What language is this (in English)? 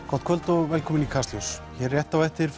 Icelandic